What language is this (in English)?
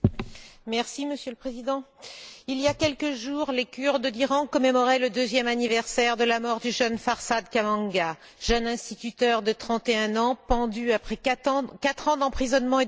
French